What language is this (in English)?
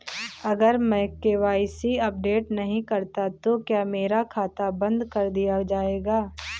Hindi